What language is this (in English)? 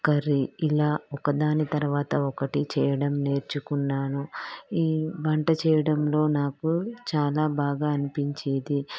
Telugu